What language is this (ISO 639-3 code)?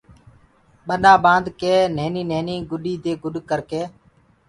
ggg